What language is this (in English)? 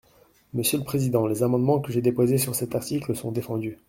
French